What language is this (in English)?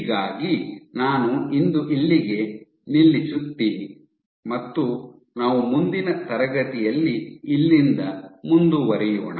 Kannada